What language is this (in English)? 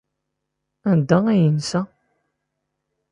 Kabyle